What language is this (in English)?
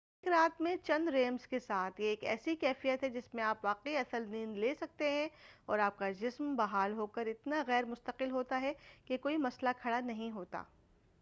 Urdu